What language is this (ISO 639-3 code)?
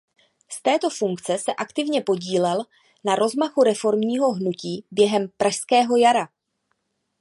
ces